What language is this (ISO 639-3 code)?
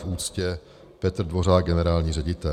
ces